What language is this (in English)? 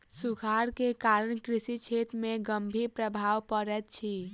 Maithili